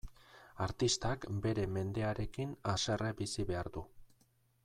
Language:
Basque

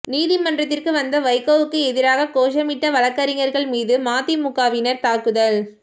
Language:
Tamil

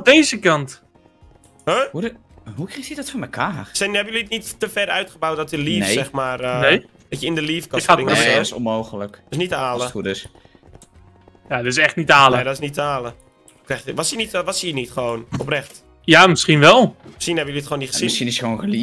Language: Dutch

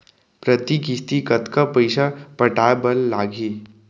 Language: Chhattisgarhi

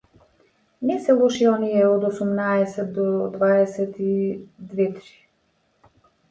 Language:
Macedonian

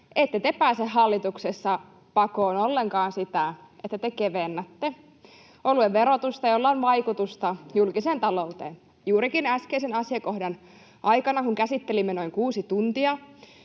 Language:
Finnish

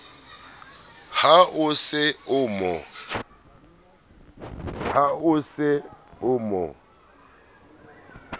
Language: Southern Sotho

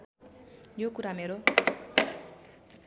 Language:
Nepali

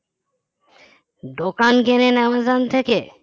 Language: Bangla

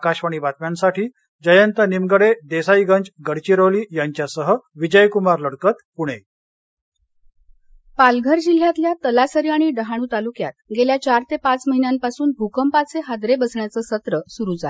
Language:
Marathi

